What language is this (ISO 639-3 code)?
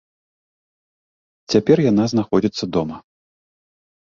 bel